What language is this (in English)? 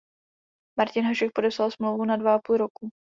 Czech